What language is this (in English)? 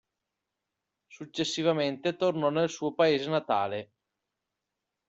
Italian